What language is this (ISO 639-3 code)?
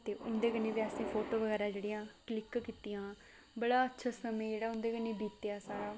doi